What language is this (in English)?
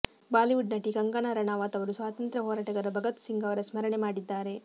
Kannada